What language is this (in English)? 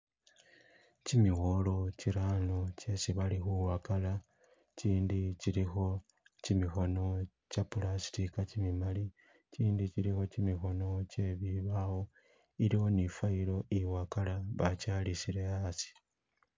Masaaba